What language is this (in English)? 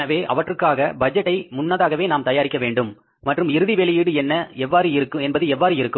Tamil